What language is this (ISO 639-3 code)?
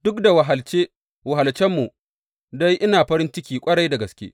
hau